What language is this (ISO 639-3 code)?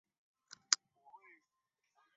zho